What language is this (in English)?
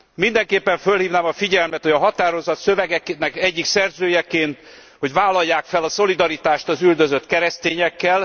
Hungarian